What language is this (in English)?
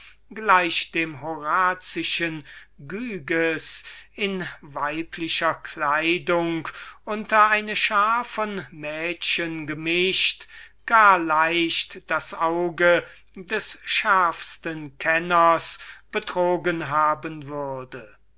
German